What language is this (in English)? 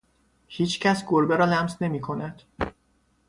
Persian